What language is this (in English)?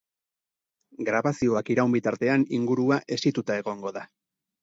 Basque